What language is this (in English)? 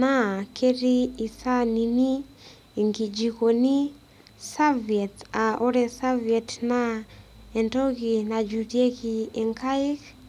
Masai